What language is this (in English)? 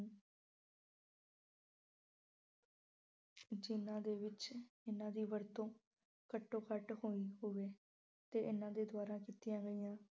Punjabi